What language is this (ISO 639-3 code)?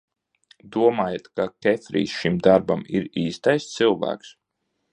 lav